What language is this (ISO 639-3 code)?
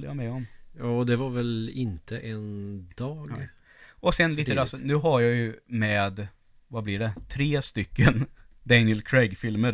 swe